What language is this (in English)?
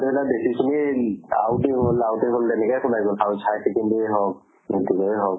Assamese